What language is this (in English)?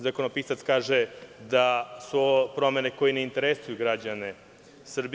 Serbian